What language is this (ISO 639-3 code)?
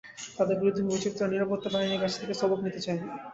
ben